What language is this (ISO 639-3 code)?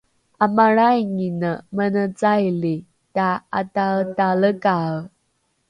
dru